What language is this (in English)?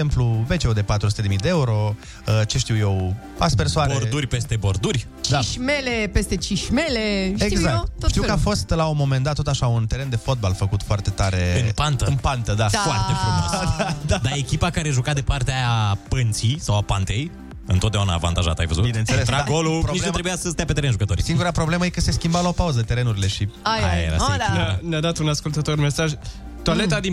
Romanian